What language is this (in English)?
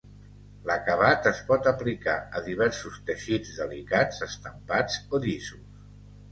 Catalan